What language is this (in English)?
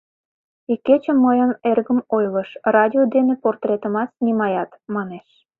Mari